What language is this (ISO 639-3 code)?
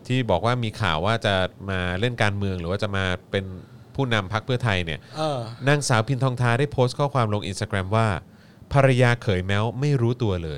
tha